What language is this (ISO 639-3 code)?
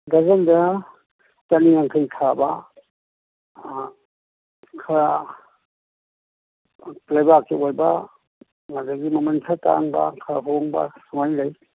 mni